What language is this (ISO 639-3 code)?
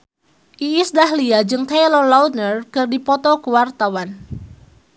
sun